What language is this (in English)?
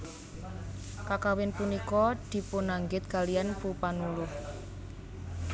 Javanese